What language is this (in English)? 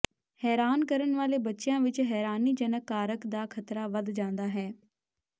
Punjabi